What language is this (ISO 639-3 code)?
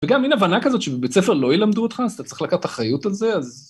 heb